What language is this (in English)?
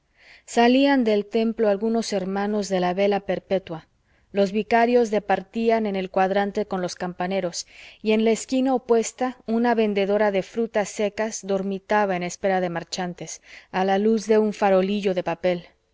Spanish